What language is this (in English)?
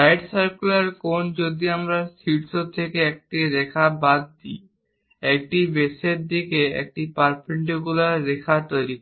Bangla